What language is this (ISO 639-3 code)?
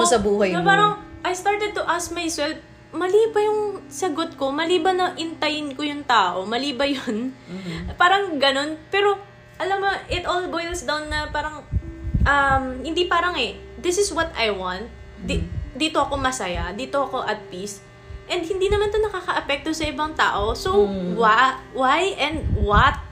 fil